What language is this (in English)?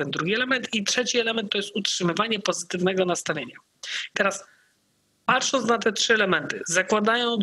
Polish